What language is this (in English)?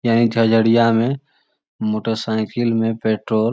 Magahi